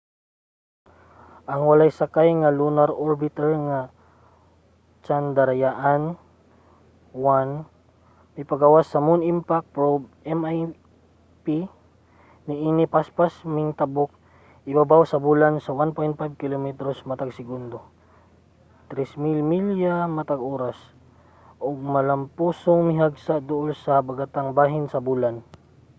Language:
Cebuano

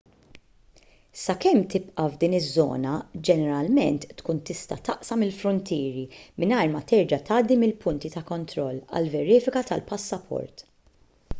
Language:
Maltese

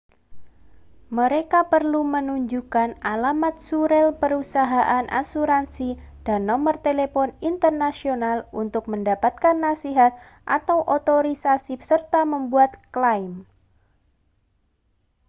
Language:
Indonesian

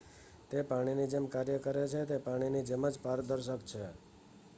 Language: Gujarati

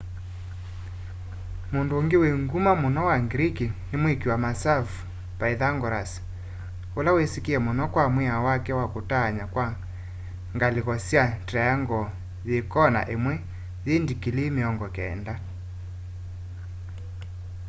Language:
Kamba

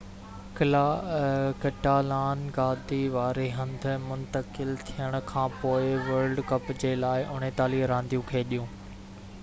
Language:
Sindhi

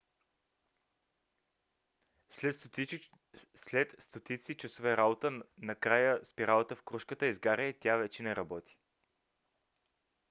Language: Bulgarian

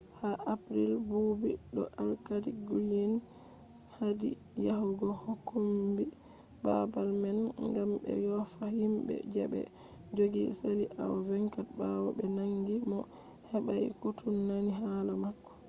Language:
Fula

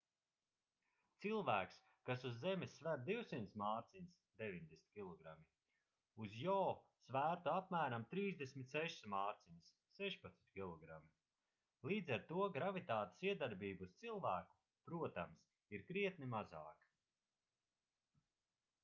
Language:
Latvian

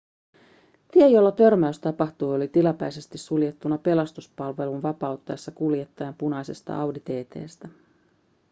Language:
Finnish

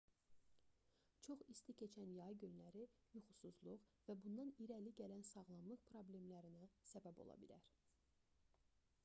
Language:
Azerbaijani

